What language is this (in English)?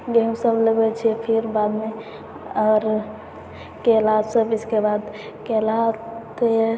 Maithili